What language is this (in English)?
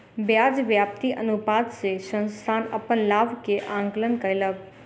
Maithili